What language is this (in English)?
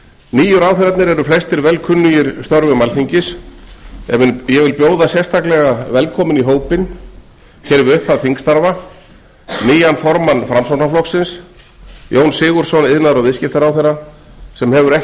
Icelandic